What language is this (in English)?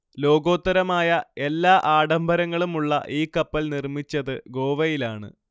Malayalam